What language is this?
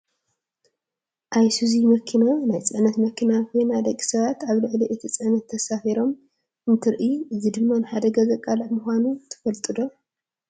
Tigrinya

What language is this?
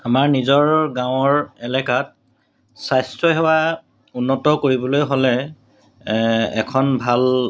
Assamese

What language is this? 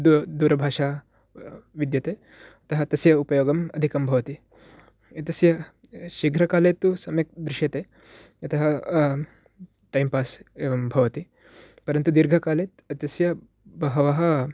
Sanskrit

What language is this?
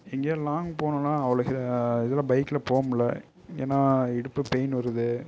Tamil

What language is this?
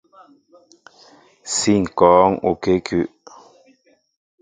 Mbo (Cameroon)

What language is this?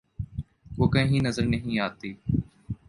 Urdu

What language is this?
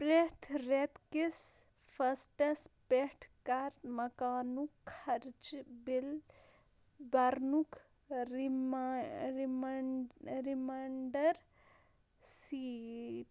Kashmiri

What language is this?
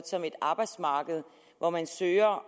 Danish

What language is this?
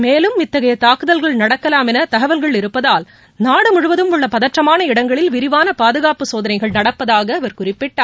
Tamil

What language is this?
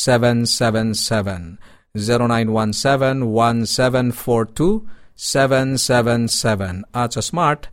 Filipino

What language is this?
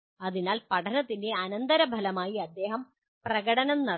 Malayalam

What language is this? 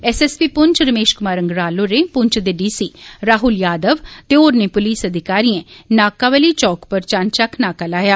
Dogri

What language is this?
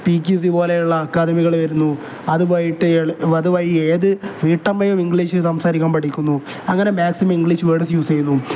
Malayalam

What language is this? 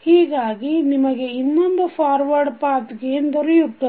Kannada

